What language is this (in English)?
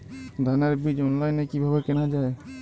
Bangla